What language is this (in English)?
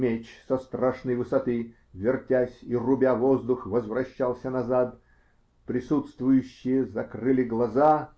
Russian